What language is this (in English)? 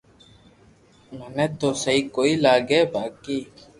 Loarki